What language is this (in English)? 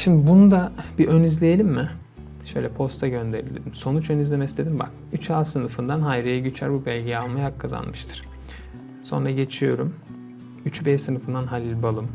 Turkish